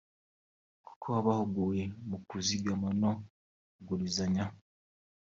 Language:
Kinyarwanda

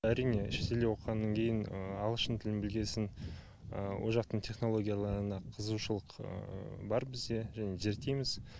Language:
Kazakh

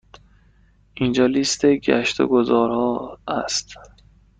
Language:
Persian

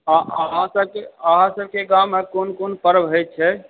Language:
Maithili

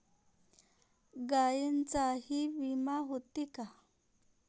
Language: Marathi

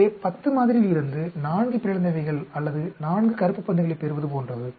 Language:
Tamil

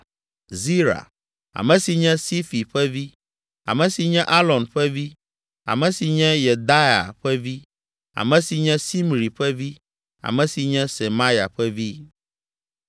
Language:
Ewe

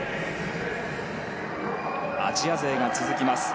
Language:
Japanese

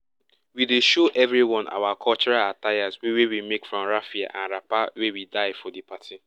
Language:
Nigerian Pidgin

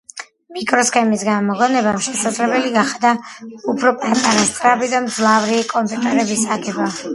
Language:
Georgian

